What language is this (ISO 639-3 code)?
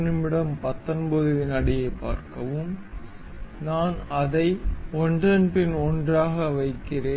tam